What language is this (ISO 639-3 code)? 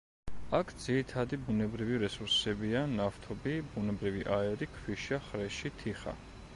kat